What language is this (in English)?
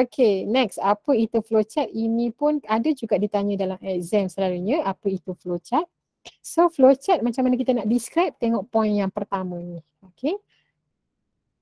Malay